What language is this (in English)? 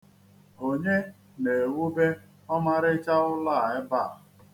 Igbo